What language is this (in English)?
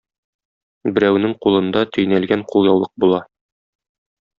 Tatar